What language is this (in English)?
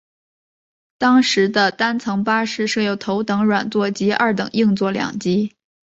Chinese